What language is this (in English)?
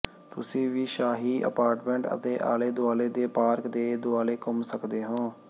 Punjabi